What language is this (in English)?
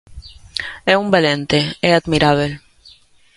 Galician